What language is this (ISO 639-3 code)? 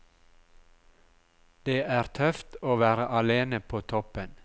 nor